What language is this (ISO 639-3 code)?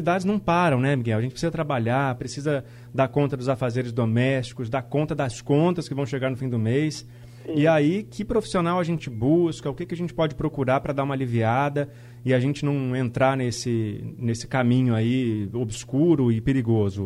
por